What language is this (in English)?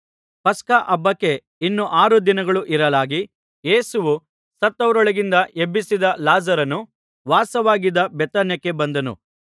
Kannada